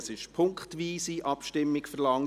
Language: Swiss German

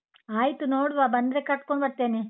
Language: Kannada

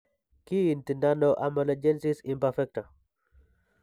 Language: Kalenjin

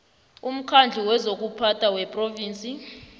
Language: South Ndebele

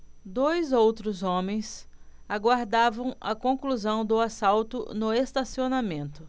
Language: Portuguese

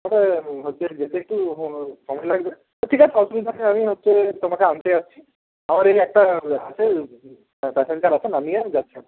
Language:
Bangla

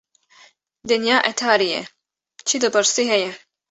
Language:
Kurdish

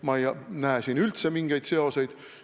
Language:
Estonian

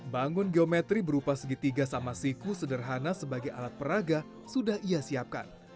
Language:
Indonesian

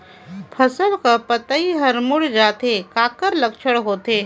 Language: Chhattisgarhi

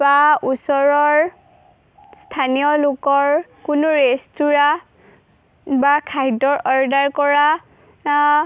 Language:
Assamese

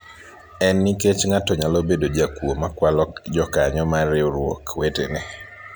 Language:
Luo (Kenya and Tanzania)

